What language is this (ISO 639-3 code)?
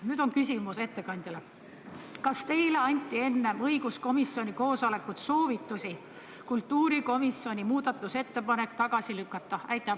est